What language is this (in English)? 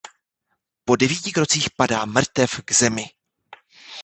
Czech